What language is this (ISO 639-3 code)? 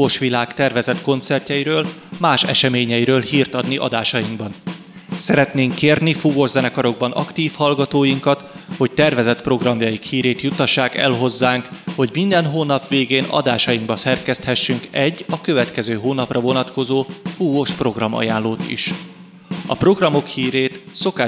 hun